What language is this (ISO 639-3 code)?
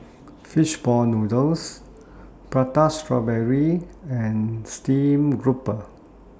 eng